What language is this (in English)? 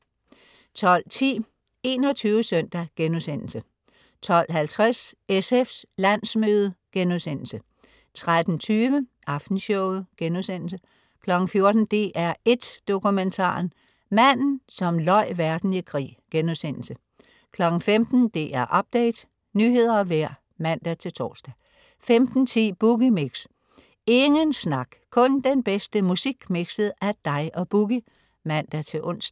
Danish